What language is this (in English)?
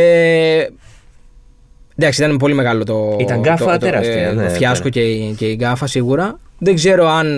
Greek